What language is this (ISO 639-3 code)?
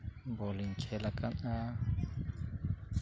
sat